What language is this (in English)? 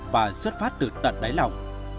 Vietnamese